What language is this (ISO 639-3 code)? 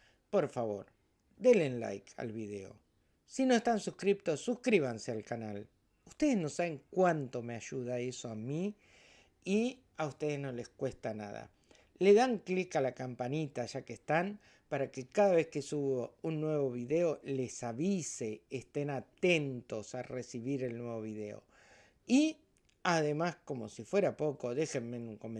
spa